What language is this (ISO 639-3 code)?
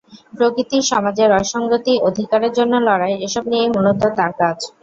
ben